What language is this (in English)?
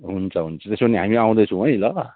Nepali